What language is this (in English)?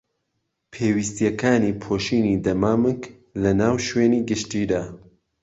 Central Kurdish